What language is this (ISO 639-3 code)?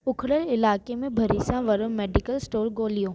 snd